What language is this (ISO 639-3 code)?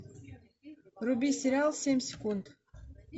rus